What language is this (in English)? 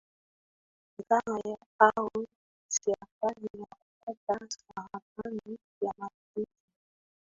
Swahili